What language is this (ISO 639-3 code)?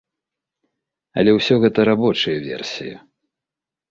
bel